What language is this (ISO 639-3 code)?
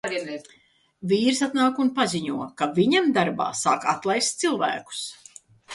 lav